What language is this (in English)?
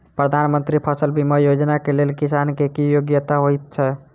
Maithili